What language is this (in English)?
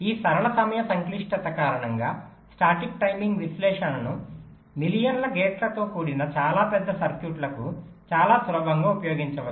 Telugu